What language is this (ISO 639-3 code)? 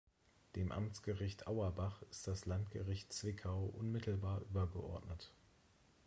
deu